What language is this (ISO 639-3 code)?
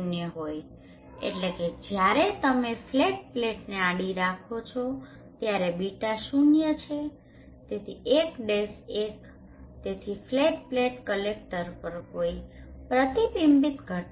guj